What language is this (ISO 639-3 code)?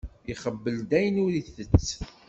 kab